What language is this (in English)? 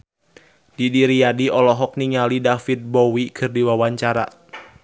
Sundanese